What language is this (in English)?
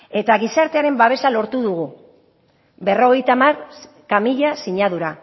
Basque